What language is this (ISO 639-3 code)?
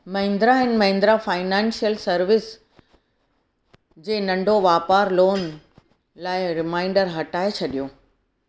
snd